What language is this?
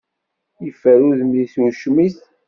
Kabyle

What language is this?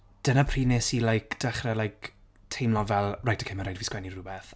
Welsh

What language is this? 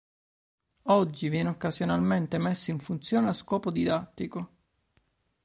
Italian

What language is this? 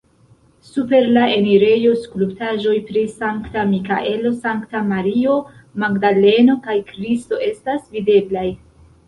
Esperanto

